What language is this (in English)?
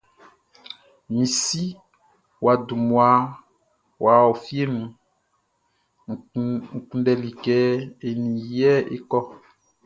Baoulé